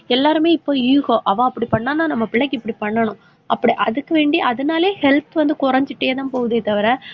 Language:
Tamil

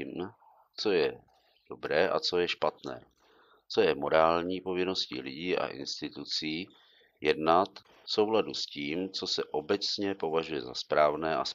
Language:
Czech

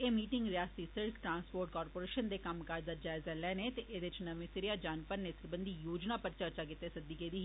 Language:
Dogri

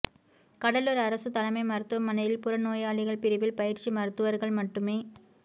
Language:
Tamil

